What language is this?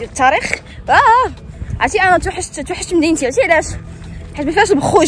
Arabic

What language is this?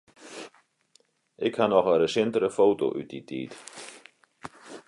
Western Frisian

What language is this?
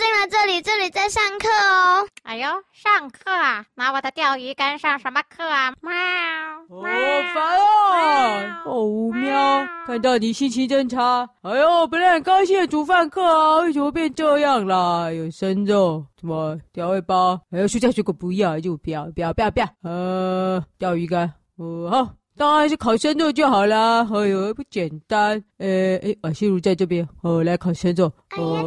Chinese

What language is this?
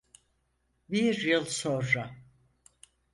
Turkish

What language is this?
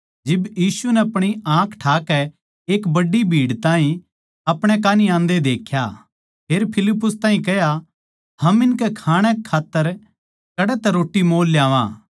Haryanvi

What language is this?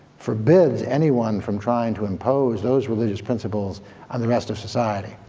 English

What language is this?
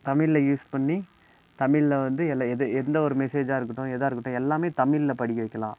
Tamil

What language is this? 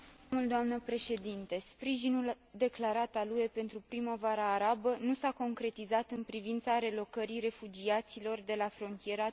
Romanian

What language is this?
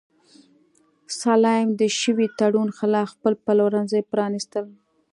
Pashto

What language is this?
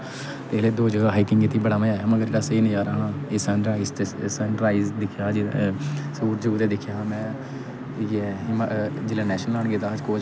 Dogri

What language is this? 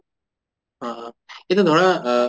Assamese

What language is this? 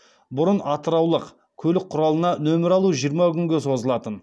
Kazakh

